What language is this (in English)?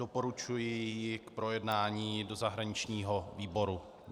Czech